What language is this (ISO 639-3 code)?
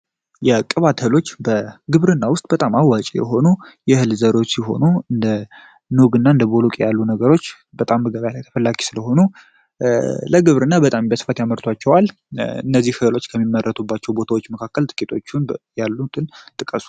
amh